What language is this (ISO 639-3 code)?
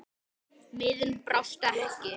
isl